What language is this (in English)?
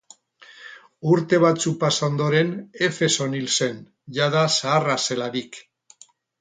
Basque